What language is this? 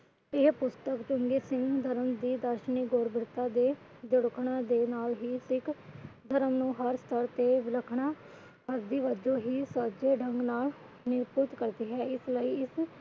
Punjabi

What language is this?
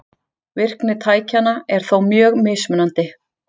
Icelandic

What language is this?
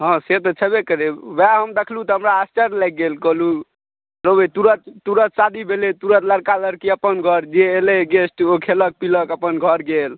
Maithili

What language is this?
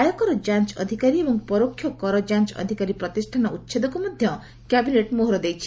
Odia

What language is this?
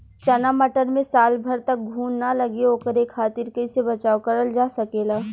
Bhojpuri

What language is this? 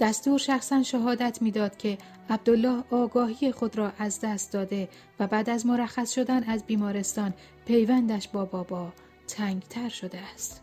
Persian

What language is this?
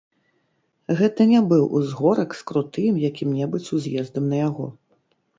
Belarusian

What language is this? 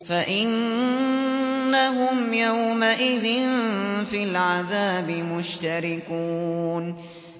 Arabic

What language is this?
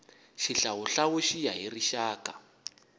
Tsonga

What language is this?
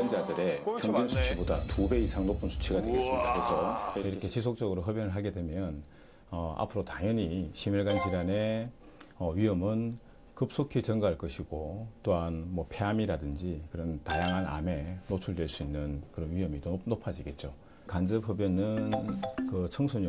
Korean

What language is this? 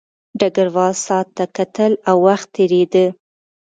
Pashto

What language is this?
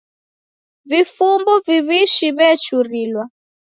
Taita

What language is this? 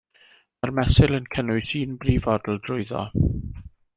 Welsh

